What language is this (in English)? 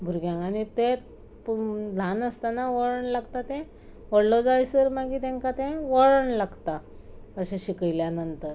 Konkani